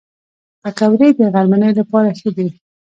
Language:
Pashto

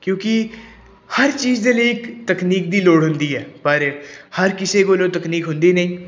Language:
Punjabi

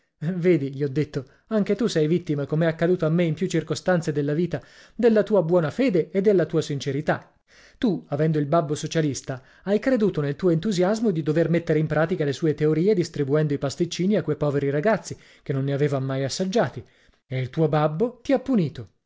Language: Italian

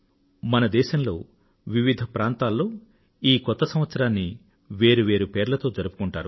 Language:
Telugu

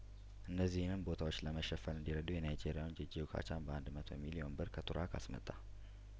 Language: Amharic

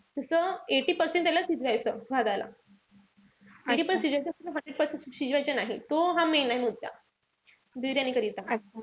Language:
Marathi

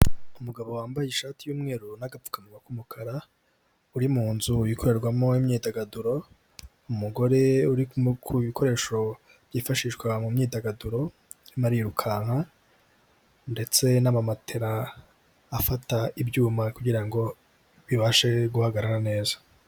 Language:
Kinyarwanda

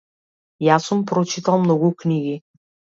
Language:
Macedonian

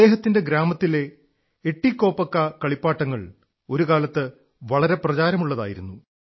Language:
Malayalam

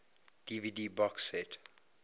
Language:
English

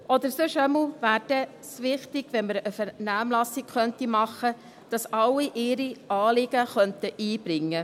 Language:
Swiss German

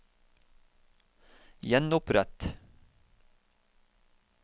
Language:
Norwegian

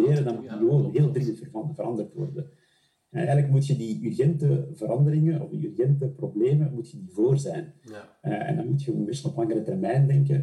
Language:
Dutch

